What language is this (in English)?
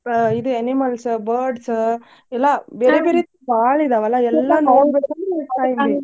Kannada